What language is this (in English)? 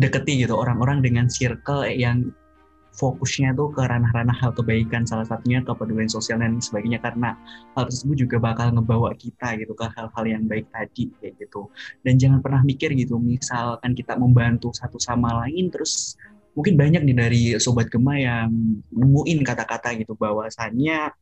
Indonesian